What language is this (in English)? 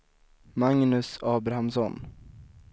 Swedish